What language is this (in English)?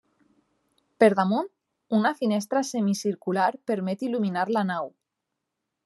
Catalan